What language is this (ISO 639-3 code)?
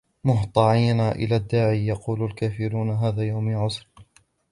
ara